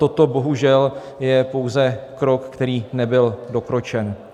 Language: Czech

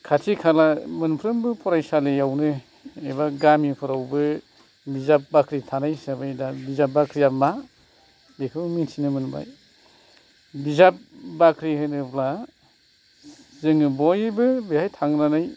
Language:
Bodo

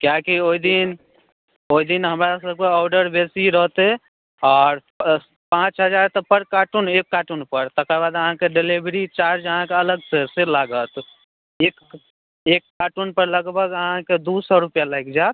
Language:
Maithili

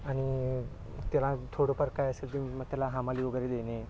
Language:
Marathi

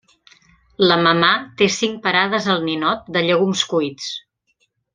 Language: Catalan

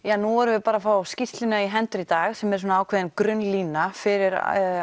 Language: Icelandic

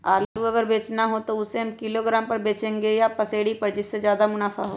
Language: Magahi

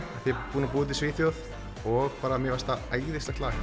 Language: Icelandic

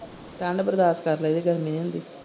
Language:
Punjabi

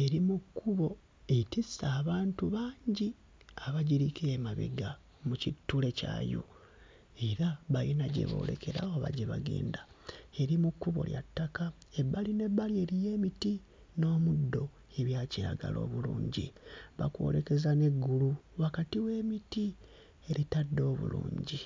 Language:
Ganda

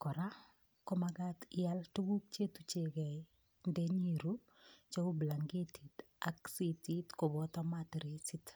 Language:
Kalenjin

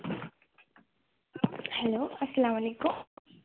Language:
Kashmiri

